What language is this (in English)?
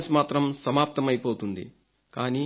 Telugu